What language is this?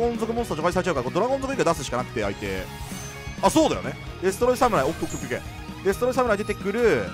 Japanese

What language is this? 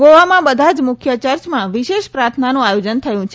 Gujarati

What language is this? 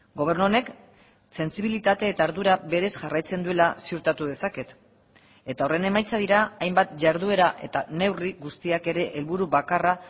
Basque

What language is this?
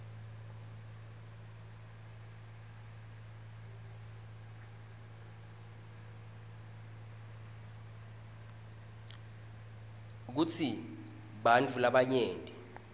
Swati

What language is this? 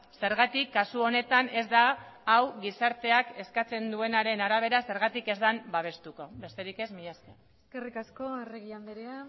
Basque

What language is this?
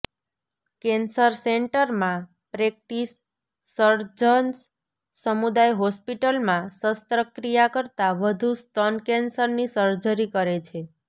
Gujarati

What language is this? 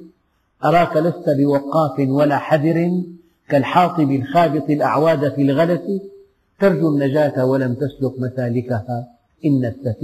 Arabic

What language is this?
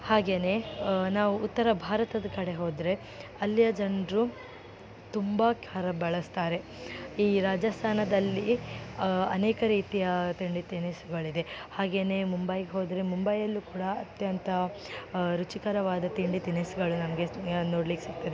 Kannada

